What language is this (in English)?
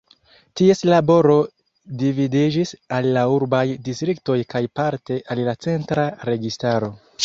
Esperanto